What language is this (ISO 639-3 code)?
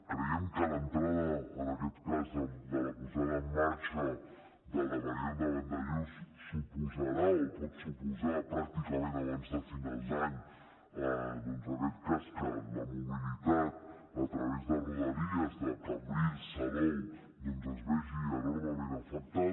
cat